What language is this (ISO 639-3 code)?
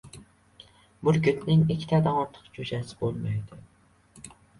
uzb